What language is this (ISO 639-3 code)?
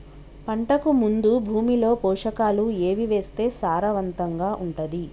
tel